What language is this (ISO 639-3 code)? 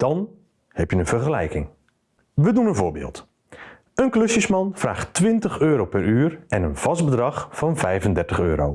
nld